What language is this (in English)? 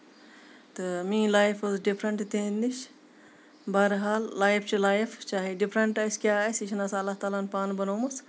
Kashmiri